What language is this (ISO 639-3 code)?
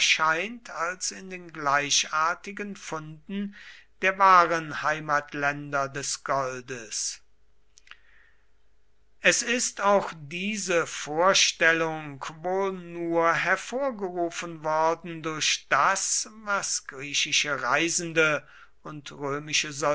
deu